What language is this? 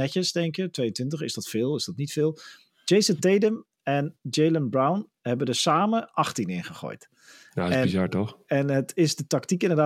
Dutch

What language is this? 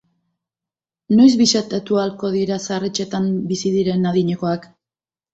Basque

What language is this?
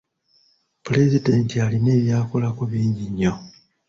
Ganda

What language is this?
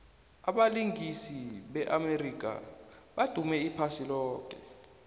South Ndebele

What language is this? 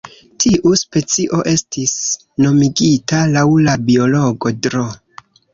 Esperanto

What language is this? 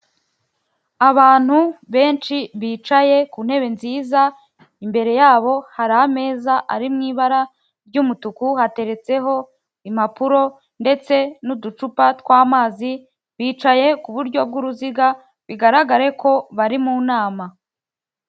Kinyarwanda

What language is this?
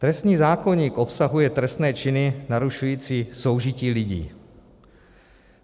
Czech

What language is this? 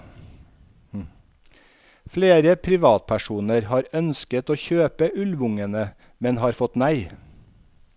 Norwegian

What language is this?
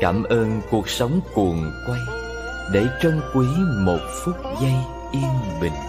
Vietnamese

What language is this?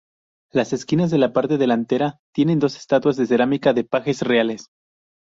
Spanish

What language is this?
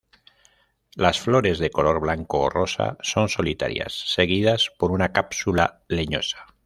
Spanish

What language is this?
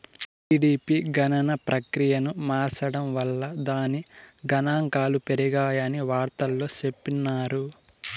Telugu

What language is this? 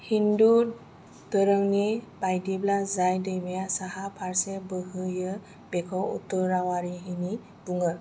Bodo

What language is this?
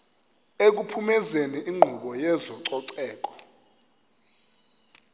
Xhosa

